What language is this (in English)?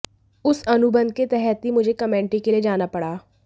Hindi